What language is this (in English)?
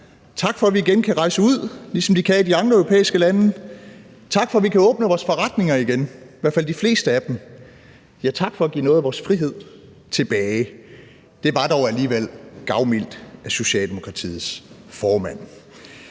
Danish